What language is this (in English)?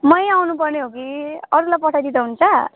Nepali